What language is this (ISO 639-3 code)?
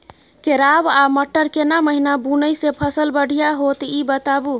mai